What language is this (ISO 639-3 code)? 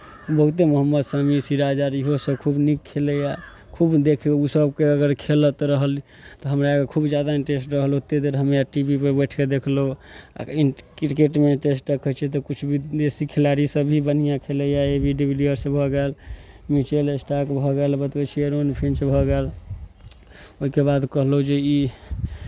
mai